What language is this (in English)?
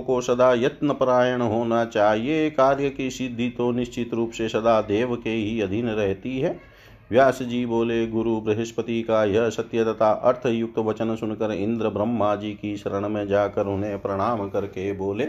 Hindi